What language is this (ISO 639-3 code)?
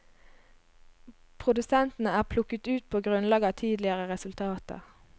nor